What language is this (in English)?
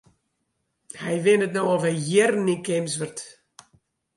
Western Frisian